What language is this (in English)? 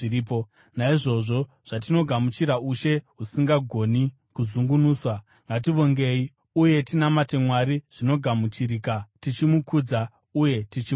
Shona